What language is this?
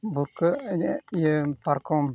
Santali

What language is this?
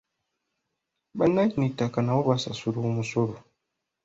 Ganda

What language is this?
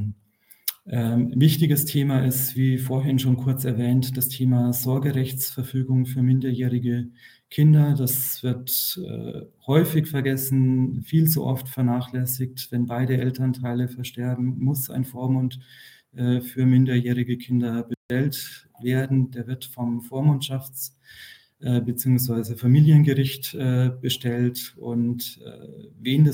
German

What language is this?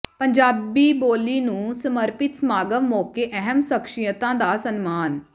Punjabi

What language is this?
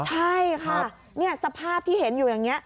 Thai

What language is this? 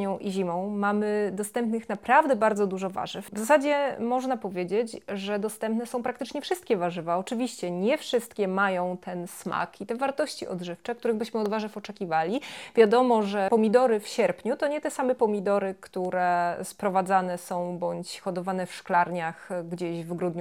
Polish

